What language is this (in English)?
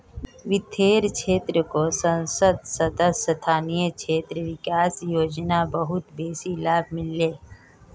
Magahi